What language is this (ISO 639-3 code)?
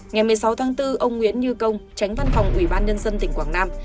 vie